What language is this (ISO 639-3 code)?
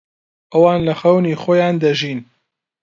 ckb